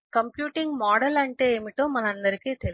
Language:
Telugu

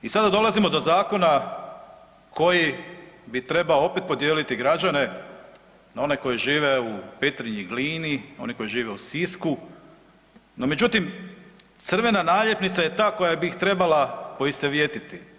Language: Croatian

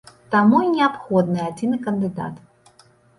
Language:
Belarusian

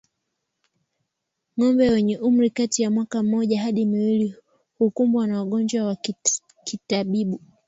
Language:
Swahili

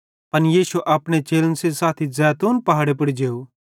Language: Bhadrawahi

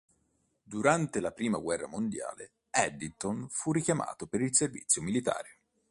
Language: Italian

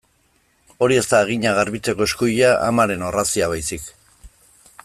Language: Basque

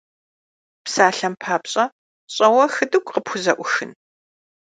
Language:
Kabardian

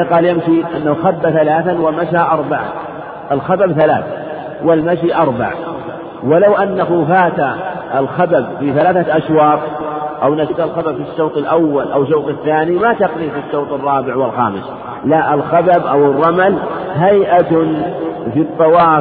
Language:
Arabic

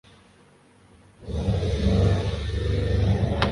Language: Urdu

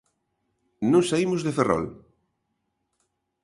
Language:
Galician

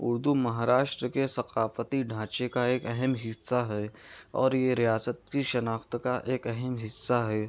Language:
Urdu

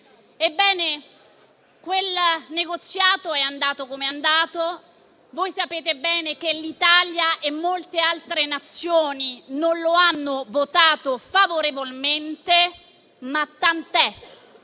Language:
Italian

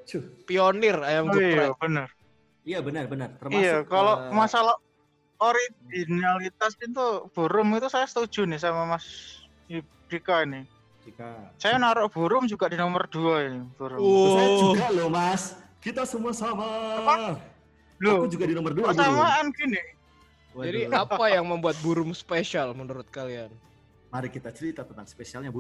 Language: Indonesian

